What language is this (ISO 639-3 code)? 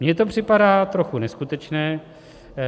ces